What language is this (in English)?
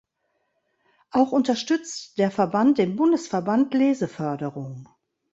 German